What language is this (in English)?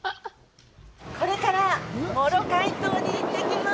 Japanese